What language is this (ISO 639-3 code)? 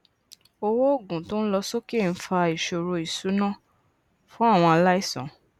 yor